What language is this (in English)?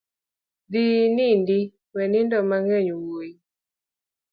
Luo (Kenya and Tanzania)